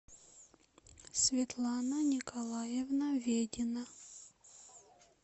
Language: Russian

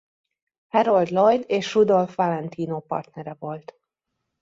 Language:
Hungarian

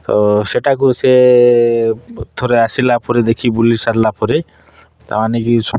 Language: Odia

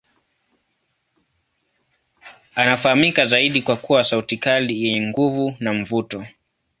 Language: Swahili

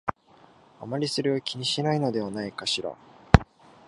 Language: Japanese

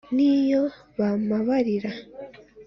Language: Kinyarwanda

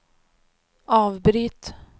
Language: Swedish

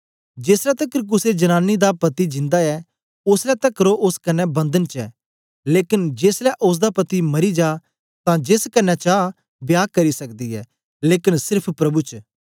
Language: Dogri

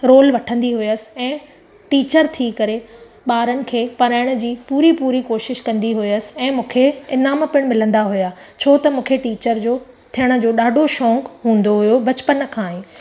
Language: Sindhi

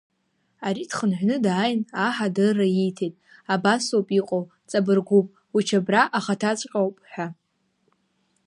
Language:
Abkhazian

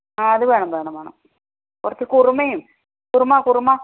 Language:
Malayalam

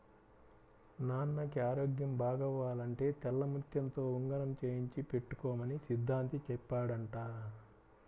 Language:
Telugu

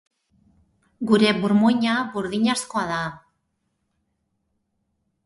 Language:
Basque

